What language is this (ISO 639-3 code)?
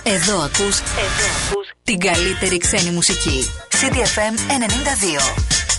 ell